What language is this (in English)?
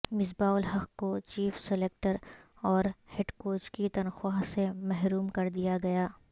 Urdu